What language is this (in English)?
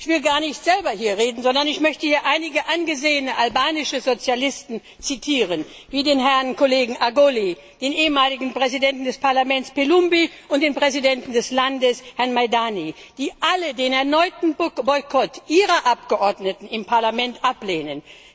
German